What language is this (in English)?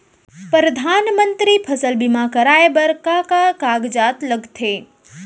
Chhattisgarhi